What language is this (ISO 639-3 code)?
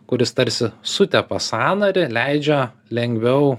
lit